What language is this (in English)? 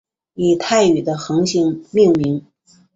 Chinese